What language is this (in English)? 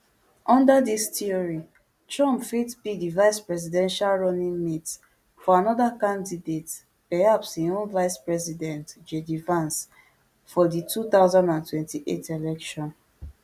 Nigerian Pidgin